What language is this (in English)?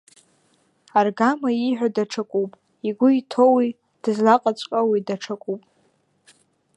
Abkhazian